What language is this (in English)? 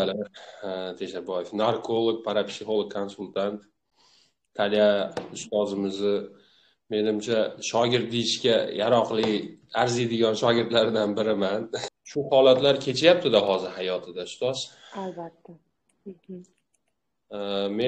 Turkish